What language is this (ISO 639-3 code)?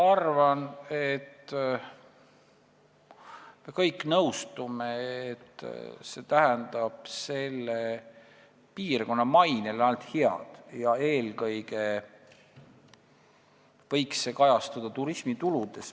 est